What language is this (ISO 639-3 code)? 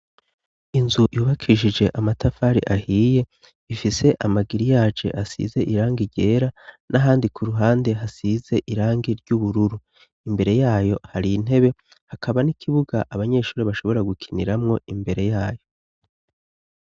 run